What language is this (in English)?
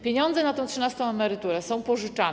Polish